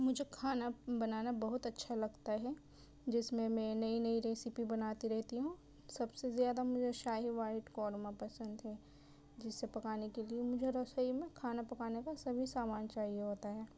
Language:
Urdu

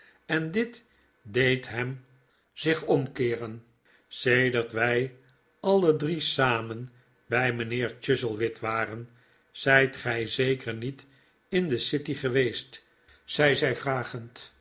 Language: Dutch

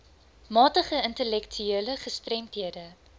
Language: Afrikaans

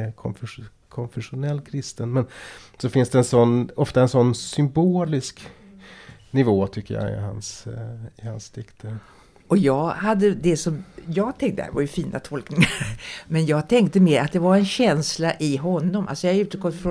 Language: Swedish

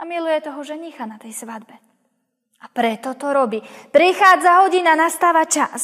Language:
Slovak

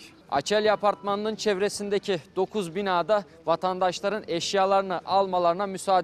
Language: Turkish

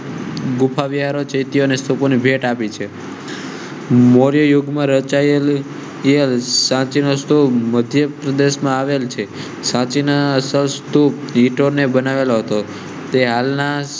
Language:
Gujarati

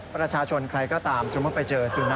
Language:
Thai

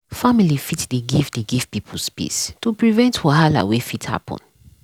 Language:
Nigerian Pidgin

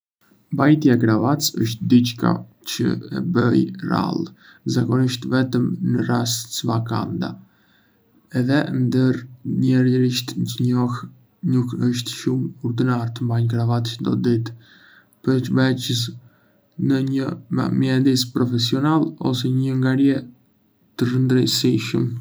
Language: Arbëreshë Albanian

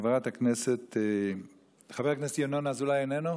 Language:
Hebrew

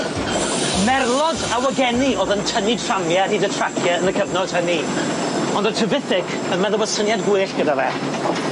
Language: Welsh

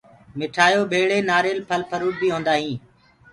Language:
Gurgula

